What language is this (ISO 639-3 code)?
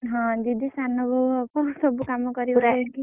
ori